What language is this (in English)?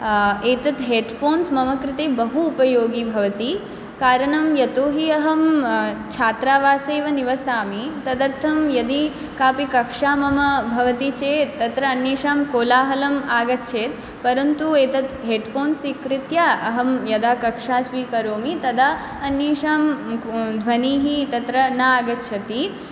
Sanskrit